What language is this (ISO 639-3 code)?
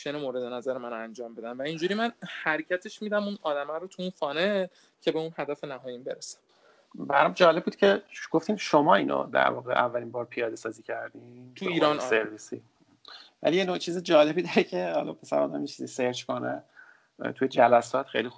fas